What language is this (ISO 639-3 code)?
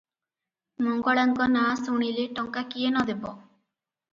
ori